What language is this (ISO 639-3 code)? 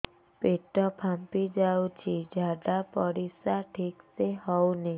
ori